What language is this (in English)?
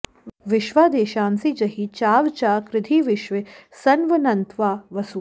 Sanskrit